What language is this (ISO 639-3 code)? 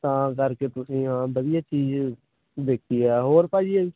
pan